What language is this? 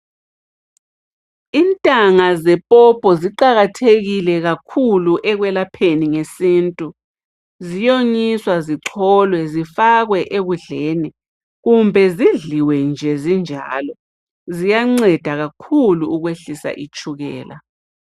North Ndebele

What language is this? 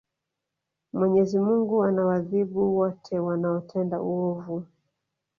Swahili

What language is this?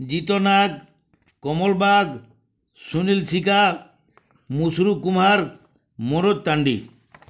Odia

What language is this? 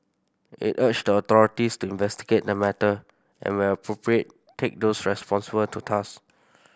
English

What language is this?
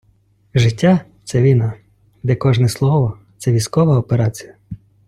Ukrainian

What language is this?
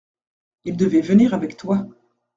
French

